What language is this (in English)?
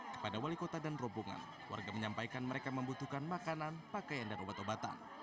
Indonesian